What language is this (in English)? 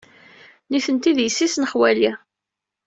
Kabyle